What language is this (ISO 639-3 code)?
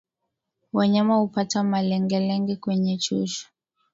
swa